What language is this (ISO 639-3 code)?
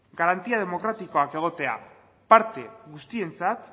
eus